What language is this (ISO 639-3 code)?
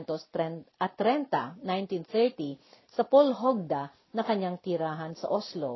fil